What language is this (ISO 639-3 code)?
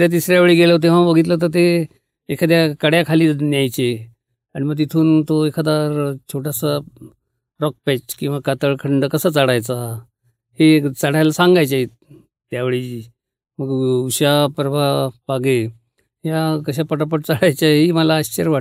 mar